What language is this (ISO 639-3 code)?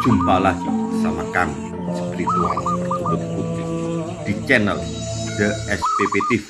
ind